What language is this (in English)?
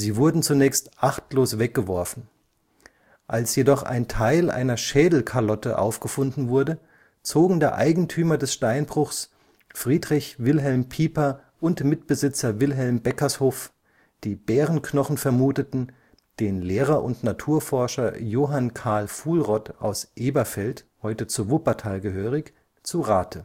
German